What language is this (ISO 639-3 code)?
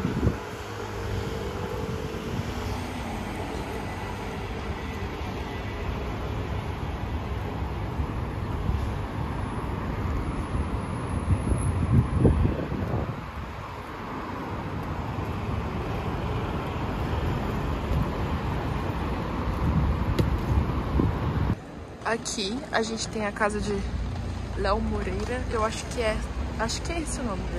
por